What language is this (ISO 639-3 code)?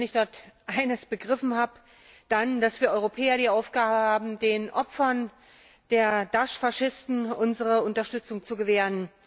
deu